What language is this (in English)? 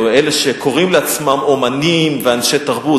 Hebrew